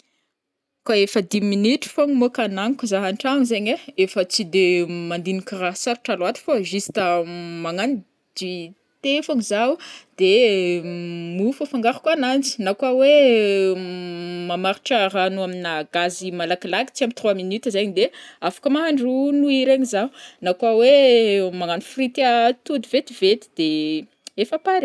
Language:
Northern Betsimisaraka Malagasy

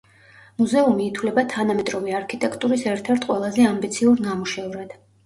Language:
Georgian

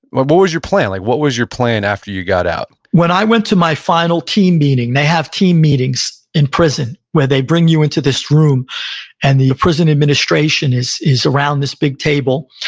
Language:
English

